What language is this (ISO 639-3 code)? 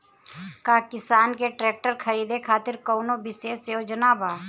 bho